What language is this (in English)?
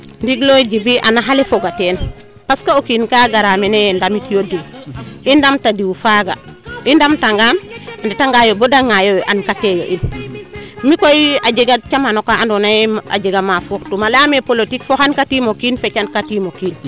Serer